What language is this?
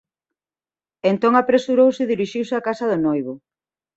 Galician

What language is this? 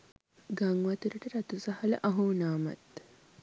Sinhala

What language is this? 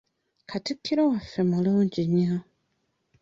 Ganda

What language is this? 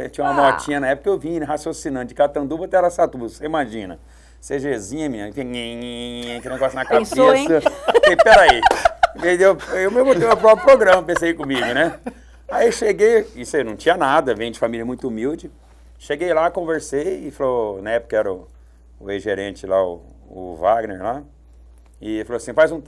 Portuguese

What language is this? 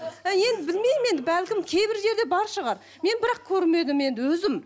Kazakh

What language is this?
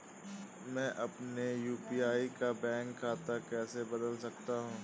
Hindi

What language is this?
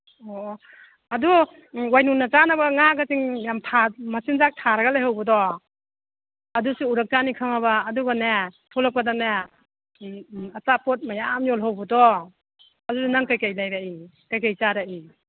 Manipuri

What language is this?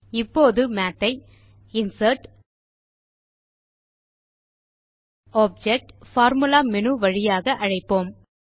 Tamil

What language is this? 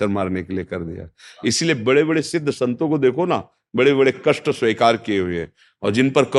Hindi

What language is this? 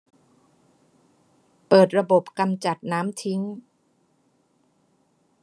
Thai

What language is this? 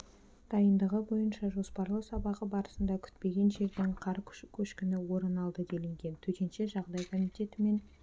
Kazakh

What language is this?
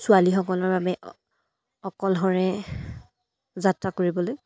Assamese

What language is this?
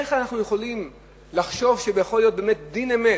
Hebrew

